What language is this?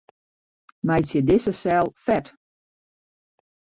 Western Frisian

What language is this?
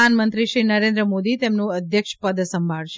Gujarati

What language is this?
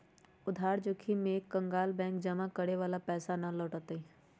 Magahi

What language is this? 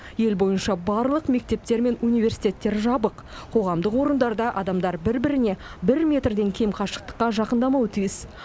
Kazakh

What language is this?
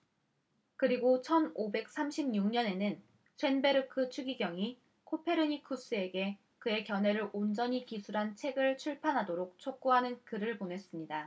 Korean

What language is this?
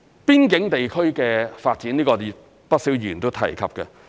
Cantonese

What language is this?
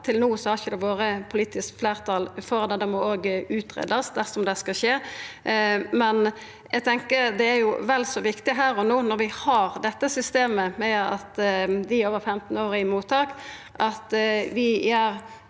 Norwegian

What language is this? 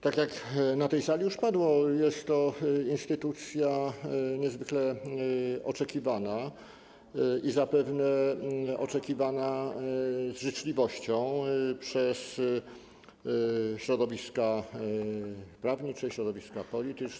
Polish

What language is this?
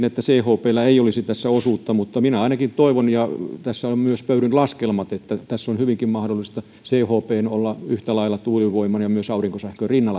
Finnish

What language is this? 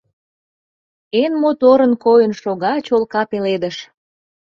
Mari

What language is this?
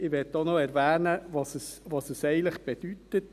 Swiss German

